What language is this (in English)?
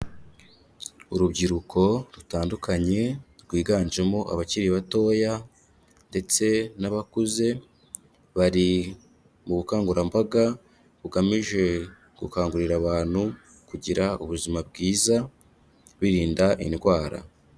Kinyarwanda